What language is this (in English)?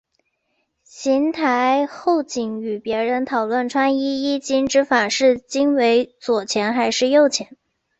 Chinese